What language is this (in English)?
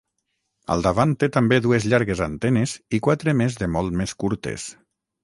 Catalan